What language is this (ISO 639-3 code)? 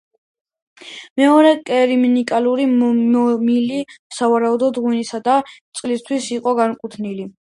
kat